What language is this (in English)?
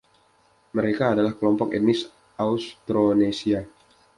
Indonesian